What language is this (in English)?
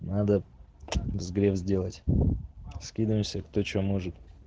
Russian